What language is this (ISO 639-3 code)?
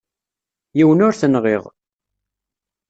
kab